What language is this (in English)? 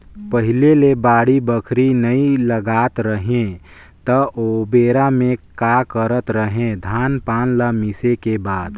Chhattisgarhi